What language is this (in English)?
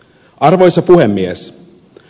Finnish